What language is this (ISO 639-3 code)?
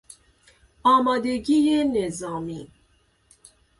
fas